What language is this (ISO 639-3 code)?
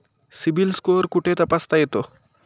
mar